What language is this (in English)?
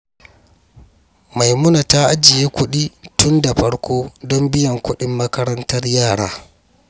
Hausa